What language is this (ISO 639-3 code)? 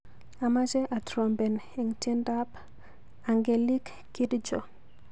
kln